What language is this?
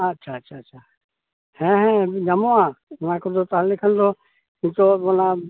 Santali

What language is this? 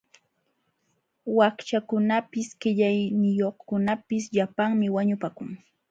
Jauja Wanca Quechua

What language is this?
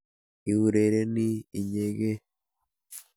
Kalenjin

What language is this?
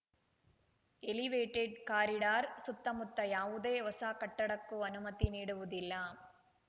Kannada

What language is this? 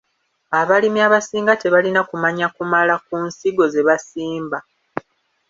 Ganda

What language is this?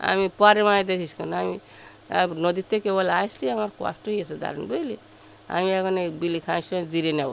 Bangla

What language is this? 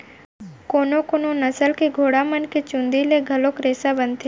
Chhattisgarhi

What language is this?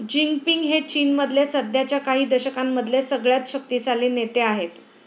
Marathi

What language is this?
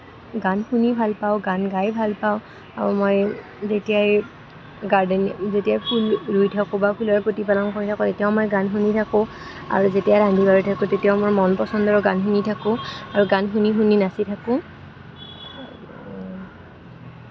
Assamese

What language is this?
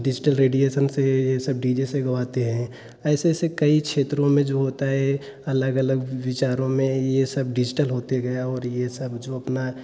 Hindi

